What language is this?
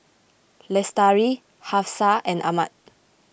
English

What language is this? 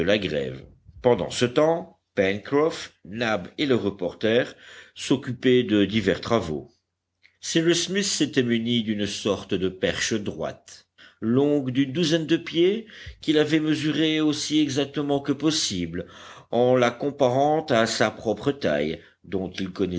French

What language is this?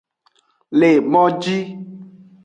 Aja (Benin)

